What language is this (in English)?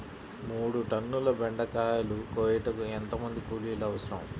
Telugu